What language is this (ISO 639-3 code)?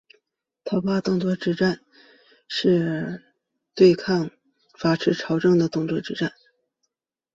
zho